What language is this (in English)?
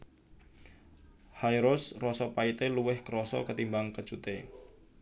Javanese